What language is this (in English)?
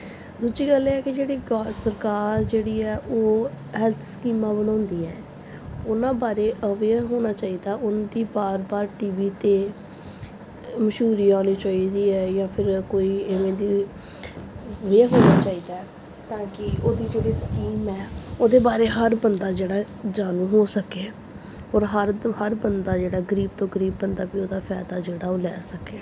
Punjabi